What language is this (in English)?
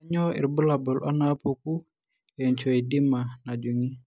Masai